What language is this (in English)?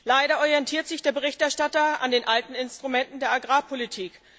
German